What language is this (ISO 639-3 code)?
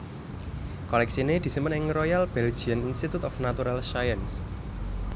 jav